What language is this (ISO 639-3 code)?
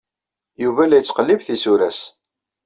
kab